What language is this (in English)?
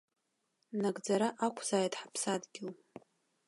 Abkhazian